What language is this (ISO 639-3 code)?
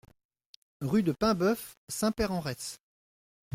fra